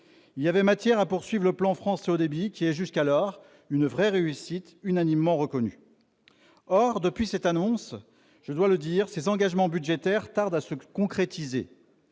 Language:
French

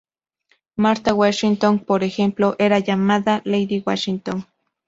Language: Spanish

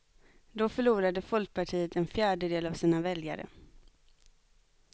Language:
Swedish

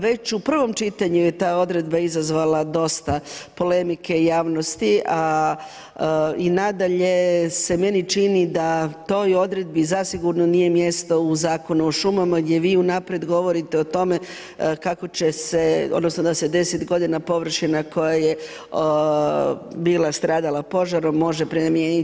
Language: Croatian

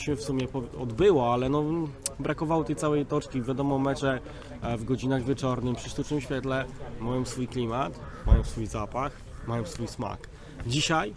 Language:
Polish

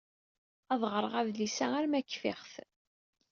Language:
Kabyle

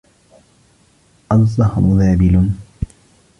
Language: Arabic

